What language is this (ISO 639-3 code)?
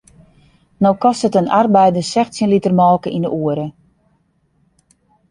fry